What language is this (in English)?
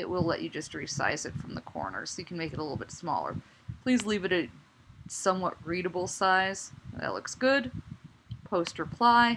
English